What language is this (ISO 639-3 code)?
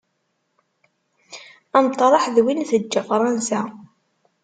kab